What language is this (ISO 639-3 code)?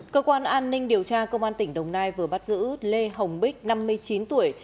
vie